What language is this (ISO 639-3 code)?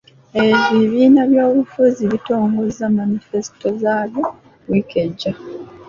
lug